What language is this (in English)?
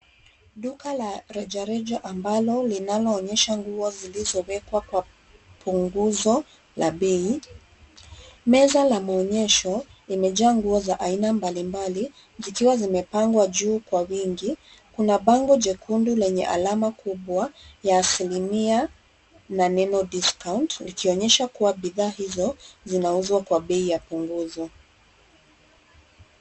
Swahili